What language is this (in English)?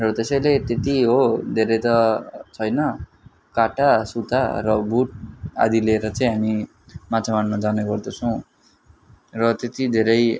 Nepali